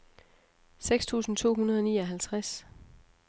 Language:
Danish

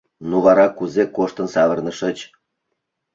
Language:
Mari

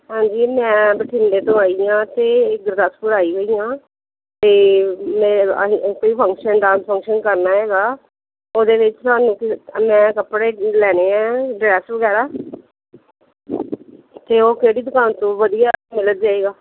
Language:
Punjabi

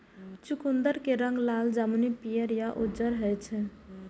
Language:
Maithili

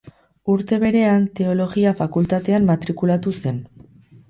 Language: Basque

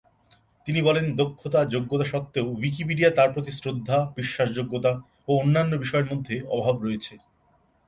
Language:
Bangla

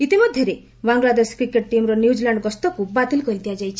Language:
Odia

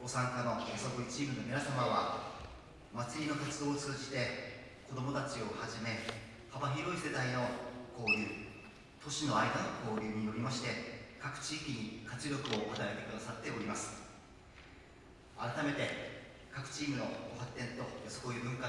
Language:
Japanese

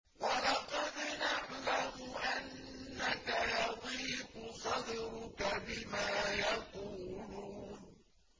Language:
Arabic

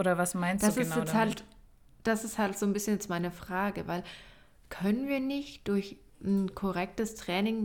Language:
German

